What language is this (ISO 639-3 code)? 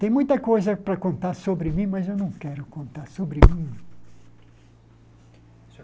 por